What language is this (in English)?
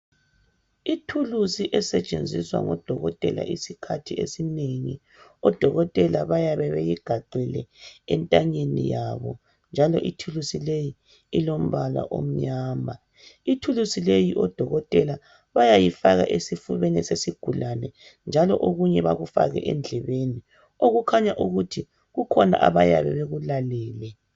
North Ndebele